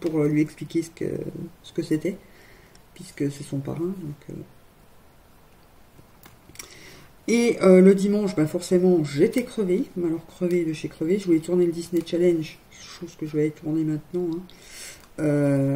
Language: French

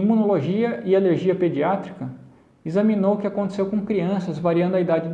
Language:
Portuguese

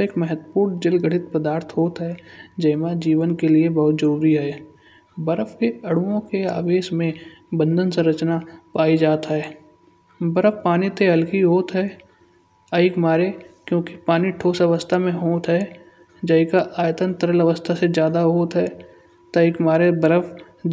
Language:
Kanauji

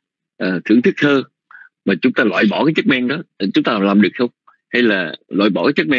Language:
Vietnamese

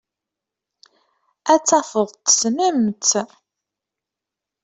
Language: Kabyle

